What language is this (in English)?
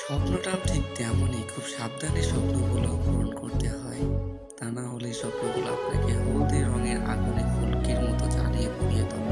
Bangla